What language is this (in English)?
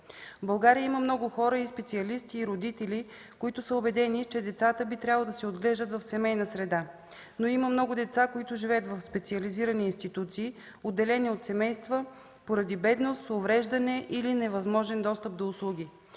Bulgarian